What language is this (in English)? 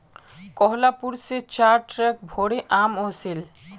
Magahi